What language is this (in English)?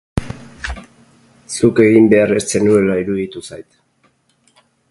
Basque